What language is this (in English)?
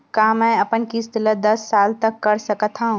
Chhattisgarhi